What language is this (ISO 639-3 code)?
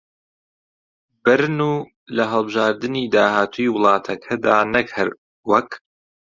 ckb